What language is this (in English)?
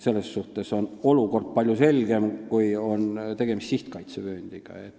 Estonian